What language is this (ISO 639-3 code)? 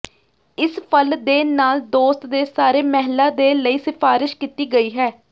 pan